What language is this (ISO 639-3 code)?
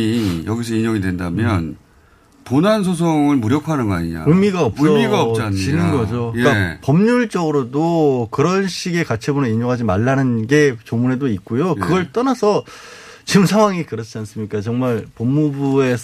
kor